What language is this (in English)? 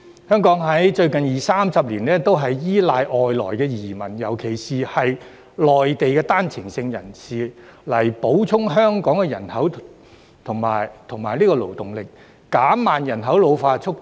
Cantonese